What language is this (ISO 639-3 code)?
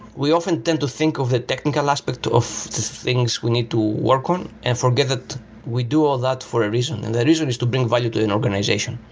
eng